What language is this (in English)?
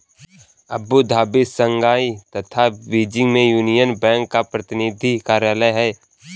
Hindi